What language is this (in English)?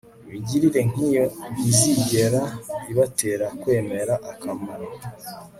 Kinyarwanda